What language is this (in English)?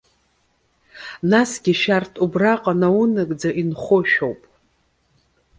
Abkhazian